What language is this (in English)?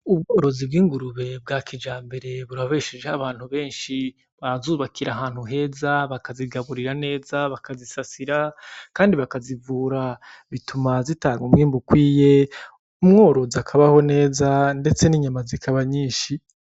Rundi